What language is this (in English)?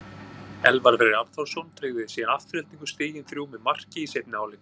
Icelandic